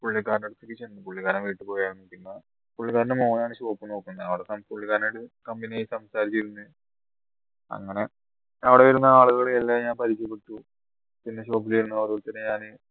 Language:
Malayalam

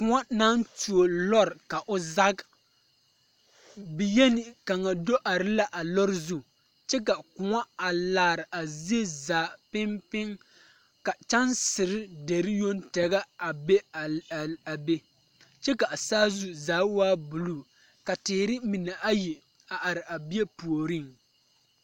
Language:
Southern Dagaare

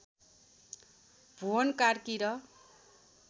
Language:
Nepali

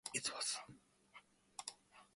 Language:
English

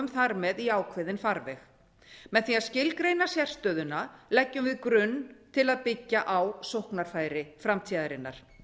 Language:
Icelandic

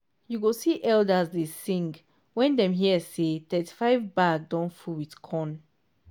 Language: Nigerian Pidgin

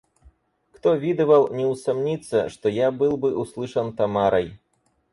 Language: Russian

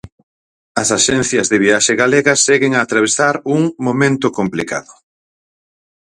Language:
Galician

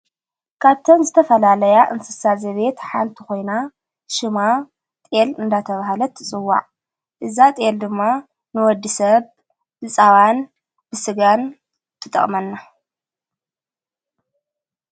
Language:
Tigrinya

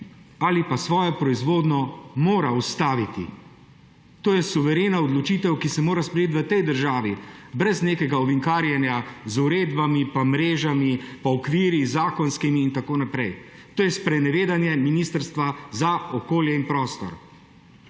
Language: Slovenian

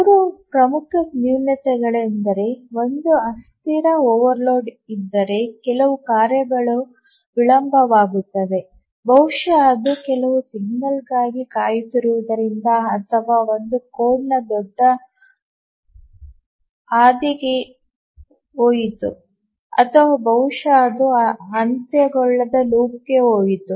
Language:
Kannada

